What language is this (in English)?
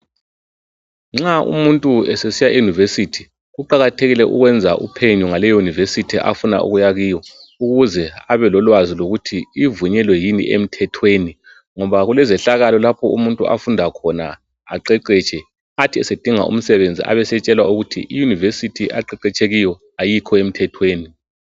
North Ndebele